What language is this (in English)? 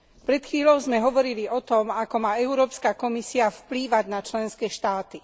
Slovak